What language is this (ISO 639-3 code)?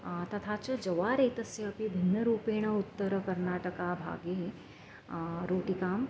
san